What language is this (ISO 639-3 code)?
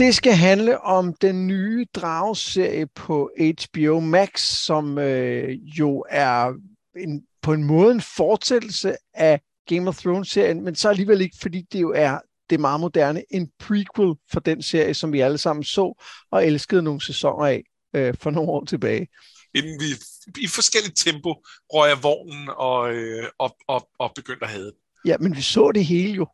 dan